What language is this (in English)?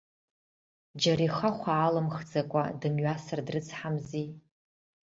Abkhazian